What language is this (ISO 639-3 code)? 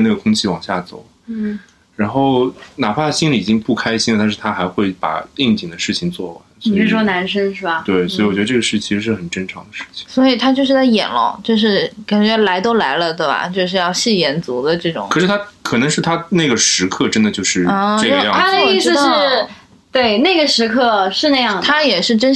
zho